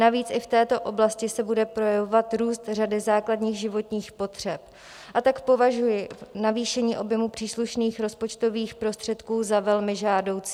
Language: Czech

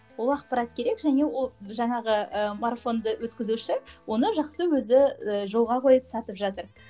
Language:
Kazakh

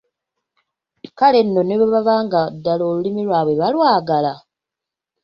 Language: Ganda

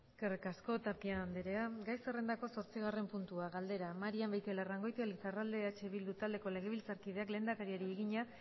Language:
Basque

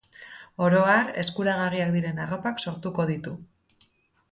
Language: Basque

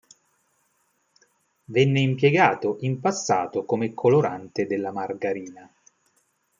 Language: Italian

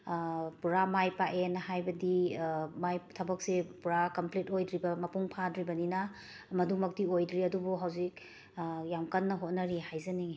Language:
Manipuri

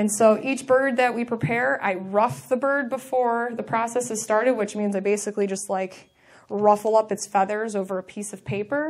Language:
English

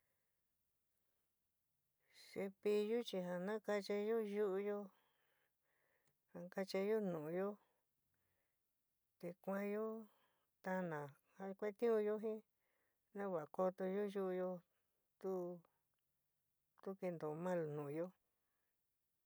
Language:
San Miguel El Grande Mixtec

